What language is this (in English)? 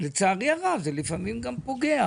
Hebrew